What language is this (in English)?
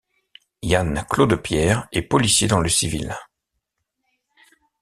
French